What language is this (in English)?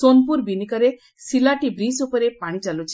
Odia